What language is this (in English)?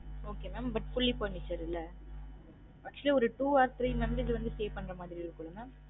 Tamil